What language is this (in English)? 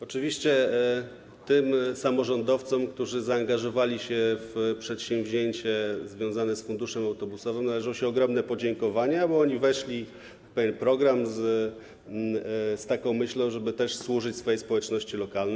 Polish